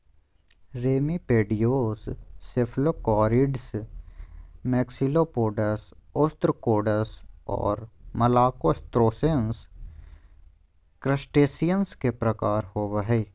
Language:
Magahi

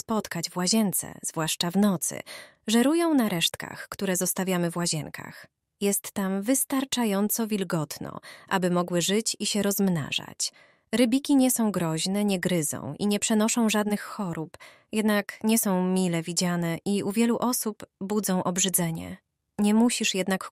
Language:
Polish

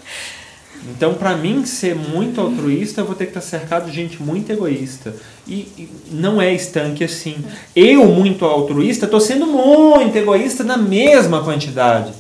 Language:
Portuguese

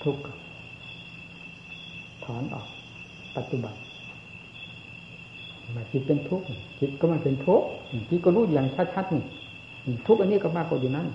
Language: Thai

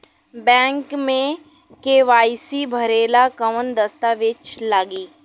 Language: Bhojpuri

